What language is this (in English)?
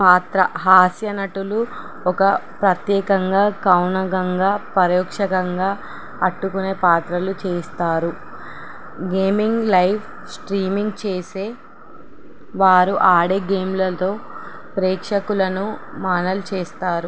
Telugu